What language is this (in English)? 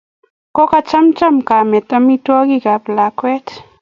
Kalenjin